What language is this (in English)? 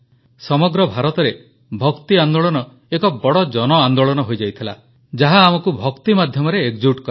Odia